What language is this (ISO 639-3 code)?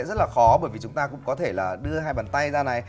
vie